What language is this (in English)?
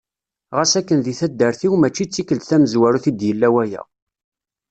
Kabyle